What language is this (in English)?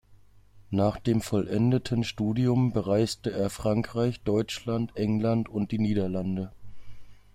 German